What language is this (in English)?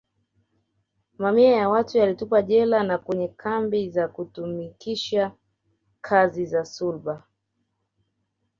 Swahili